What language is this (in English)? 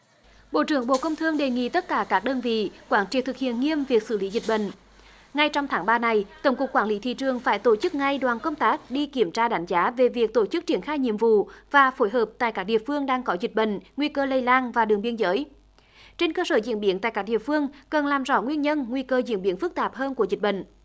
Vietnamese